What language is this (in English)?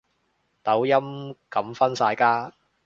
Cantonese